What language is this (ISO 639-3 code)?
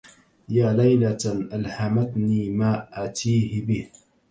ara